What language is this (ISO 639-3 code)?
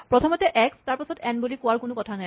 asm